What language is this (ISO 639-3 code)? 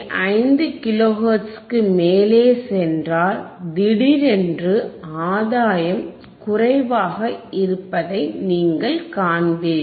tam